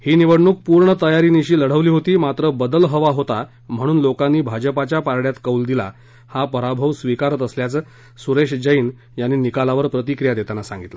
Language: Marathi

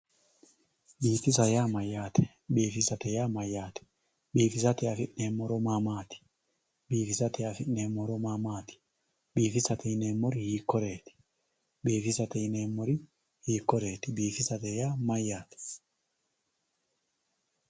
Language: Sidamo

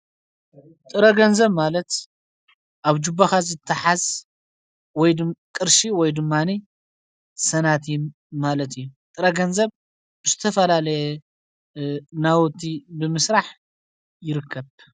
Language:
Tigrinya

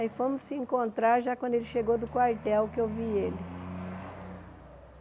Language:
Portuguese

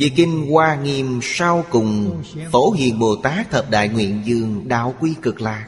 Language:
Vietnamese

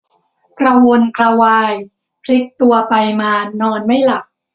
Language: Thai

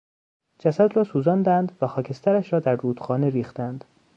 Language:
Persian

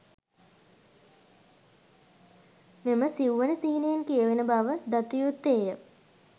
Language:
Sinhala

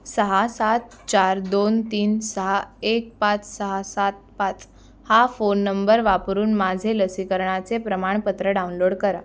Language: Marathi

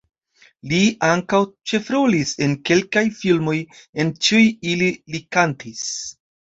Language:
Esperanto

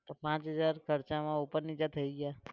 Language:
Gujarati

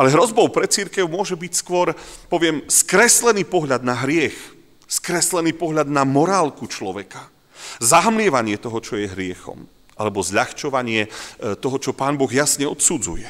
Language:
Slovak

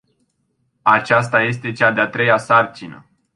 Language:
Romanian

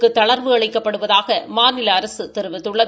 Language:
Tamil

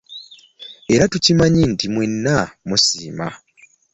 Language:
Ganda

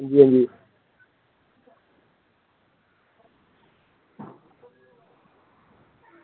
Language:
Dogri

